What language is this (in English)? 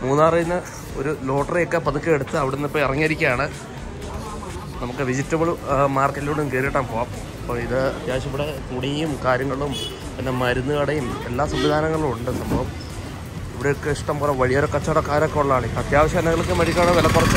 Arabic